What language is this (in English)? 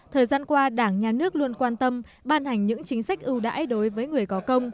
Vietnamese